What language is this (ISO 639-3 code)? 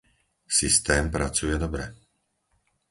slk